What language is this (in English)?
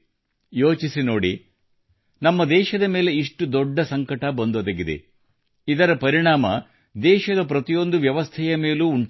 Kannada